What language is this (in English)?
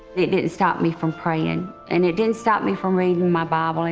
English